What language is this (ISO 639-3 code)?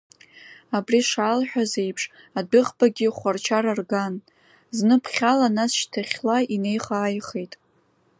abk